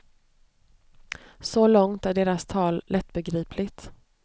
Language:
Swedish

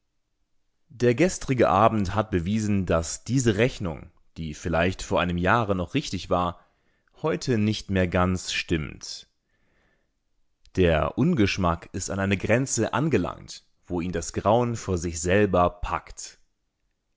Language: German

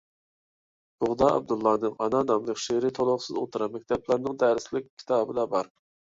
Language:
Uyghur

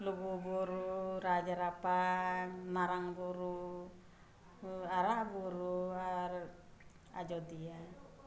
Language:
Santali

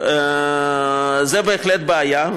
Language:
Hebrew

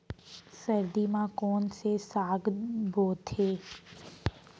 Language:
Chhattisgarhi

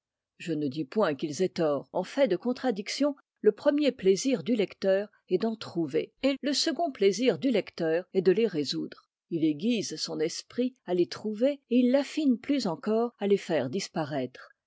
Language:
French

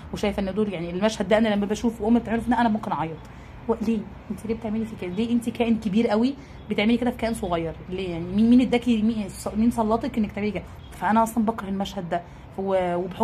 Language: Arabic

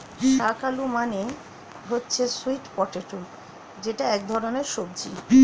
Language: Bangla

